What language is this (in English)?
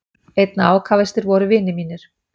Icelandic